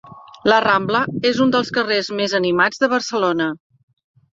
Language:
Catalan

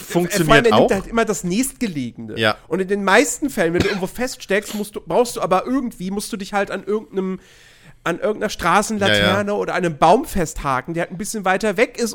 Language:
German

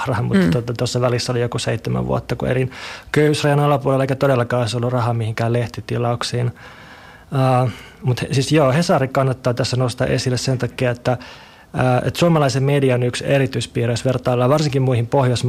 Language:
Finnish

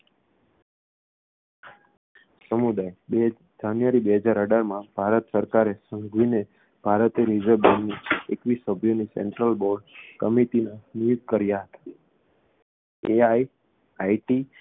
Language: Gujarati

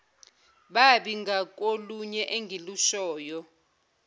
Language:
Zulu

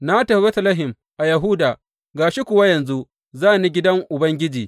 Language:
Hausa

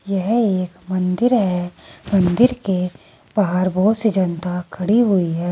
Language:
Hindi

